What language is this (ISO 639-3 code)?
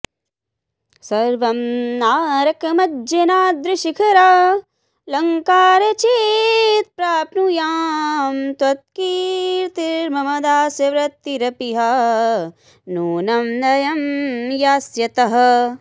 san